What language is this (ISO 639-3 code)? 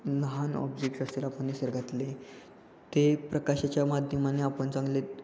mar